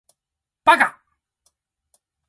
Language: Chinese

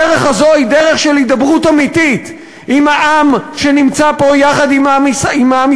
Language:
Hebrew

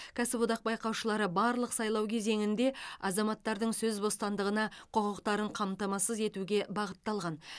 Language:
Kazakh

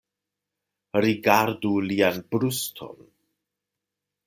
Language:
Esperanto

